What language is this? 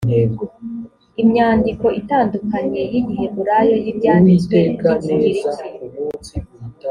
Kinyarwanda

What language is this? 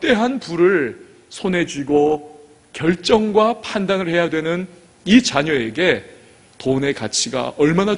Korean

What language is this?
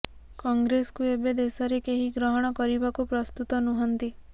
Odia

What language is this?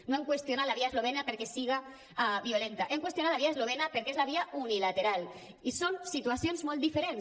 Catalan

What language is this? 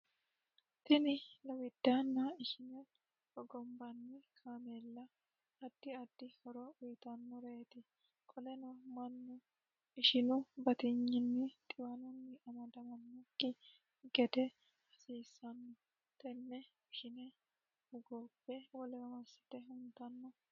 Sidamo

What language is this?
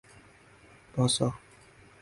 Urdu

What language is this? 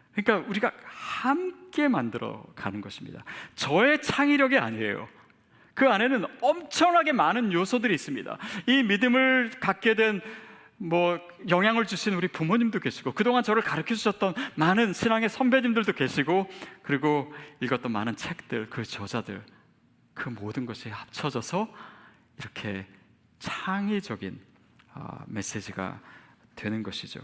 Korean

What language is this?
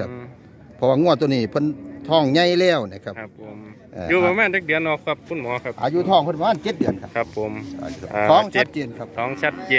Thai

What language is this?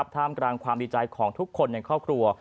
Thai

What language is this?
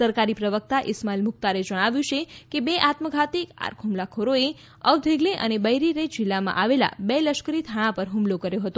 Gujarati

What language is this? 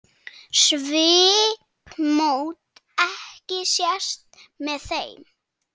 Icelandic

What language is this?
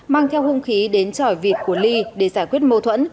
Vietnamese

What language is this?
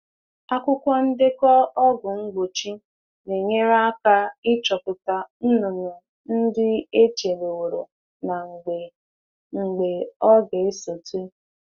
Igbo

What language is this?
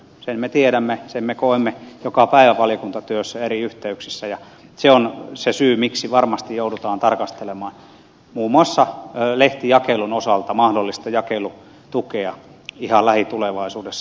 Finnish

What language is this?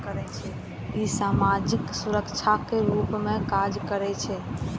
Maithili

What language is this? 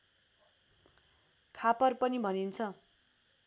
Nepali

